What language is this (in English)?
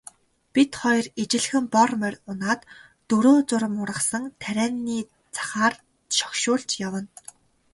Mongolian